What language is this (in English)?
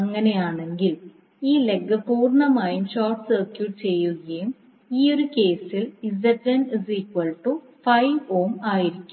Malayalam